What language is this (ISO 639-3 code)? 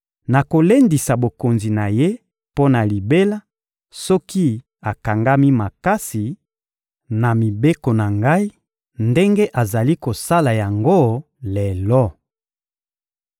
lin